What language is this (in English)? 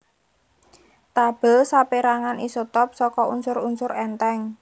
Javanese